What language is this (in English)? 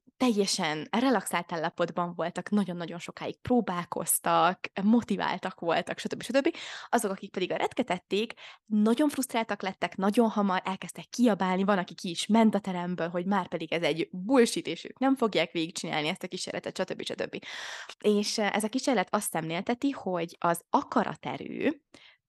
Hungarian